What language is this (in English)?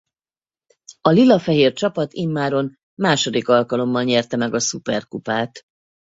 Hungarian